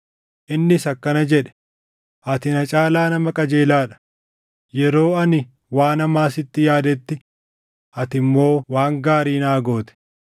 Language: Oromo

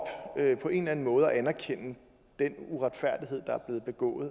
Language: Danish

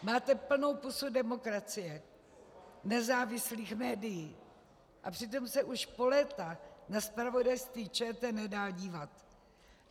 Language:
Czech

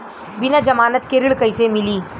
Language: Bhojpuri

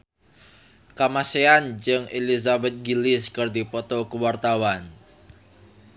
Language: Sundanese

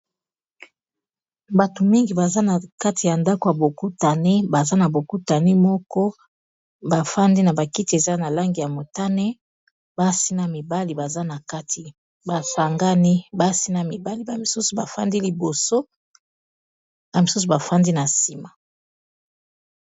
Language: Lingala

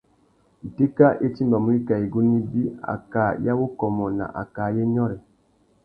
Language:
Tuki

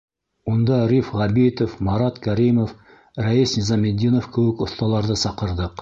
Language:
Bashkir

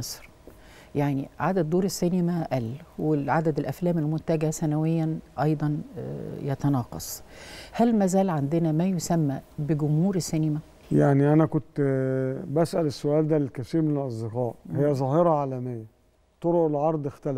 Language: Arabic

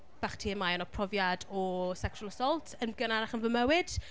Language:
Welsh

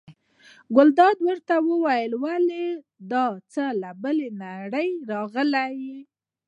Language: Pashto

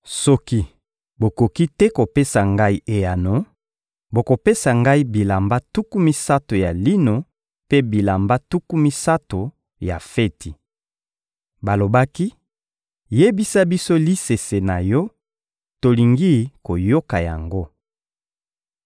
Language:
Lingala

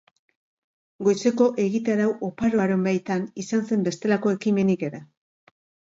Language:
Basque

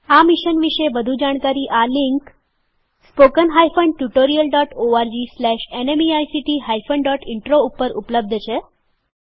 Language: Gujarati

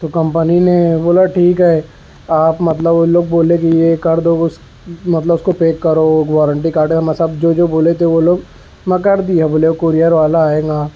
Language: Urdu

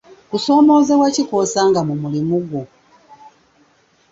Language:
Ganda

